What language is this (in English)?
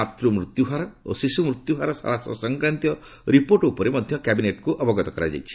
Odia